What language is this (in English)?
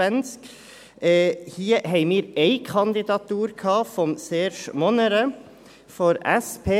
Swiss German